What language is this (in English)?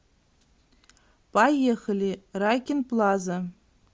Russian